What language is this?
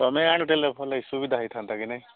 Odia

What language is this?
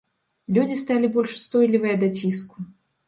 Belarusian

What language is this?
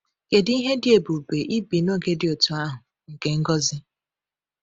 Igbo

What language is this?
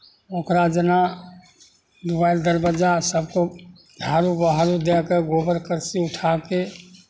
Maithili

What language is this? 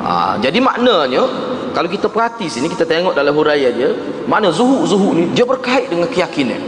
Malay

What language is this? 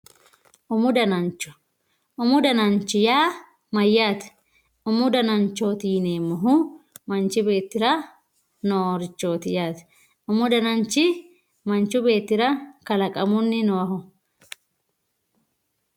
Sidamo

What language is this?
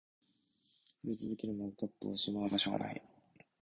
Japanese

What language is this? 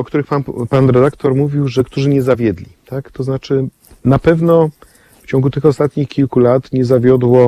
Polish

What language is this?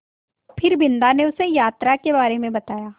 Hindi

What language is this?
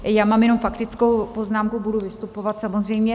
Czech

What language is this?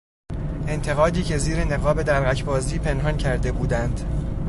Persian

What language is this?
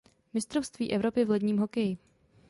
Czech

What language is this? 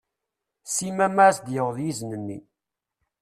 Kabyle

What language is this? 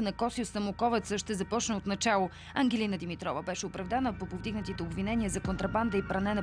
Bulgarian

